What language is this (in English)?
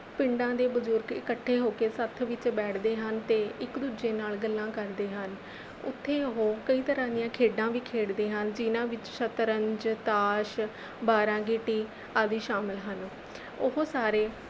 Punjabi